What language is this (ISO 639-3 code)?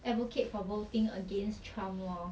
eng